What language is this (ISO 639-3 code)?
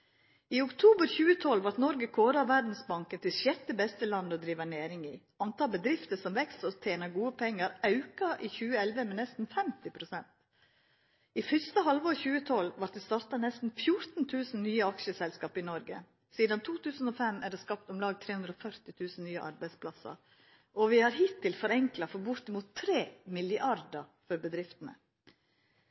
nno